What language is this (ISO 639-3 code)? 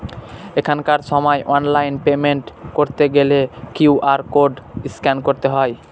ben